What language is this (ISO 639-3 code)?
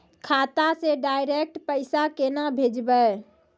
mai